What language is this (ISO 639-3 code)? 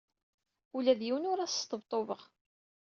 kab